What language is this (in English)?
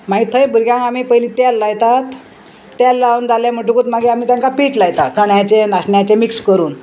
Konkani